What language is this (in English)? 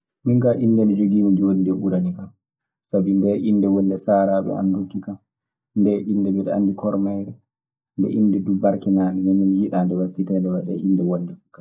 Maasina Fulfulde